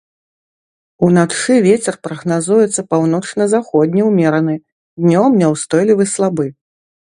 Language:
Belarusian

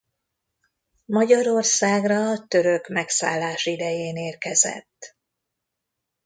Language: Hungarian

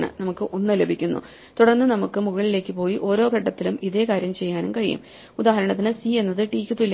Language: Malayalam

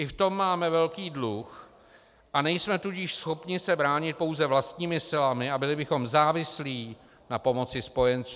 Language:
Czech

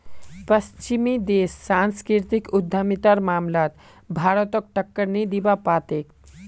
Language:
Magahi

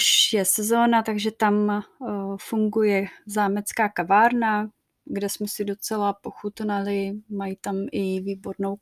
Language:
Czech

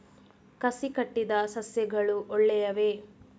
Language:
Kannada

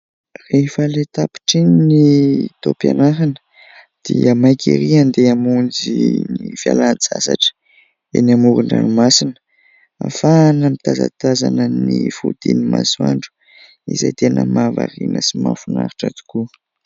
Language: Malagasy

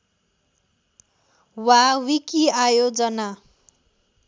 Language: Nepali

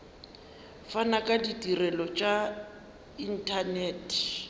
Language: Northern Sotho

